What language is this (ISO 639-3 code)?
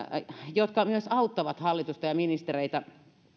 fin